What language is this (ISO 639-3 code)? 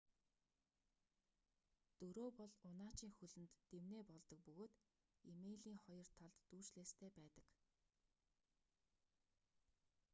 mon